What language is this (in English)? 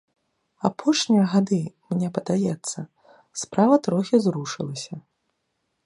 Belarusian